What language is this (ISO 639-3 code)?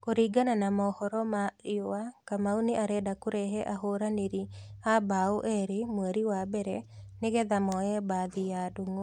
kik